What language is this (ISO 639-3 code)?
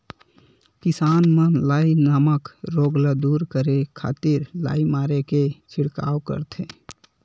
hne